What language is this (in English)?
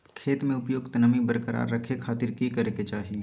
Magahi